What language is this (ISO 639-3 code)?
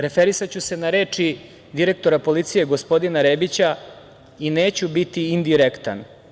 srp